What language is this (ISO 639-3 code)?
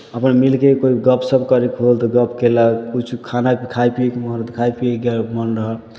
mai